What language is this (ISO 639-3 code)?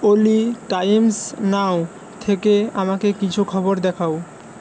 ben